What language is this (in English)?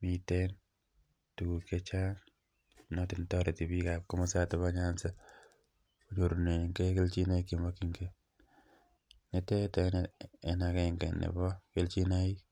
Kalenjin